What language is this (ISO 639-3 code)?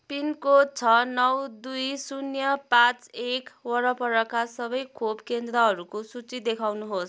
nep